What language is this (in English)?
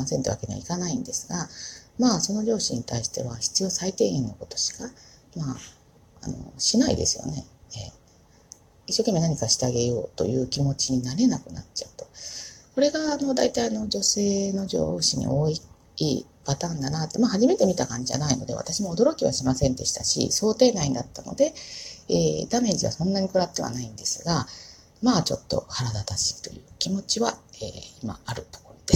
Japanese